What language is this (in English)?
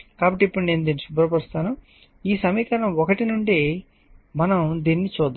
Telugu